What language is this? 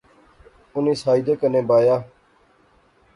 Pahari-Potwari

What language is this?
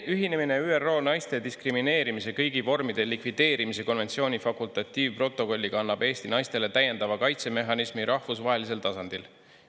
Estonian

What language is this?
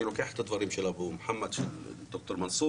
Hebrew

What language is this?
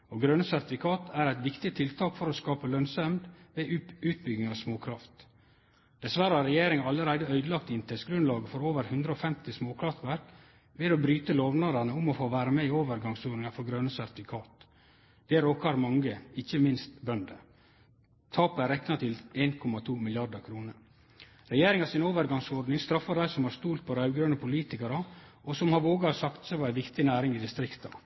Norwegian Nynorsk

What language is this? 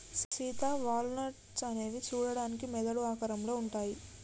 Telugu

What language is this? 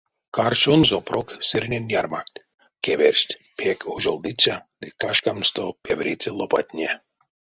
Erzya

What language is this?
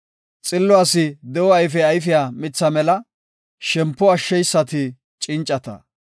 Gofa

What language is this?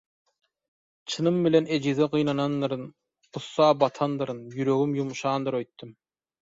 Turkmen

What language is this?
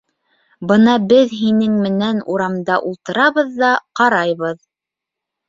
Bashkir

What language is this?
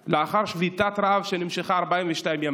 Hebrew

